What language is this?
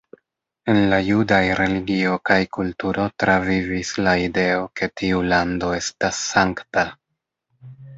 Esperanto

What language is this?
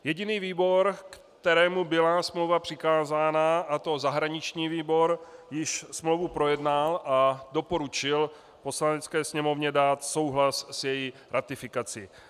Czech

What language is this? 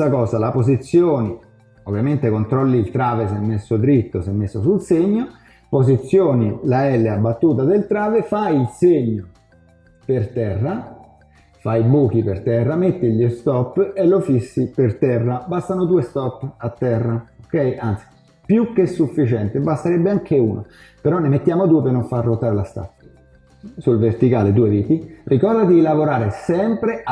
Italian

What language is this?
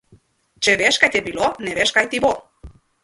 Slovenian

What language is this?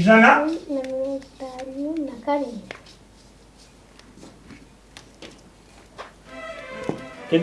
Spanish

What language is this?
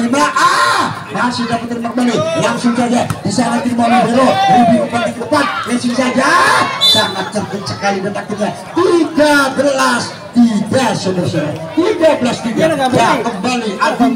Indonesian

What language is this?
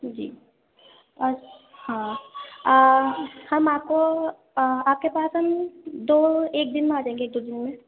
Urdu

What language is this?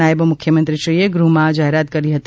Gujarati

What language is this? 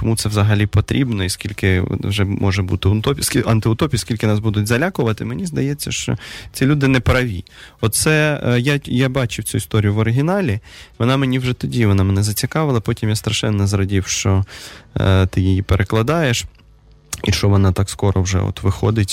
Russian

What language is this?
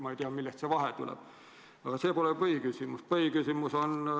Estonian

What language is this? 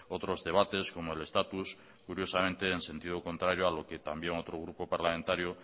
Spanish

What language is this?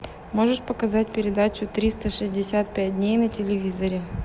Russian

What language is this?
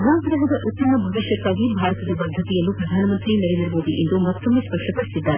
Kannada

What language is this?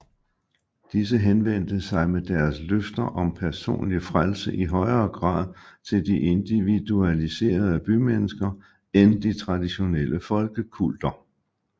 Danish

